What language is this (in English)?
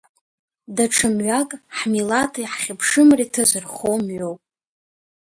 Abkhazian